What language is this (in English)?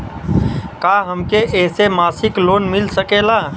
Bhojpuri